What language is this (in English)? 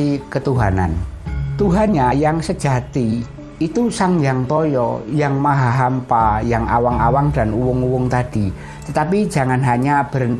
Indonesian